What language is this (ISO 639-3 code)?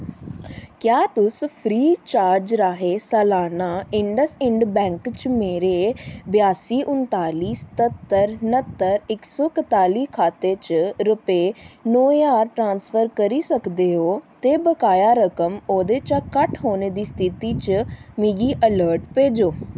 doi